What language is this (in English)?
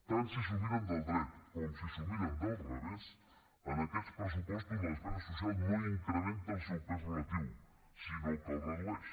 Catalan